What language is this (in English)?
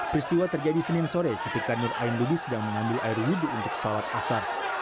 Indonesian